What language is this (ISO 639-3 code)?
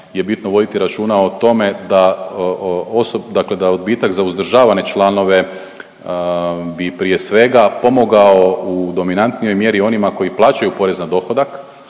hrv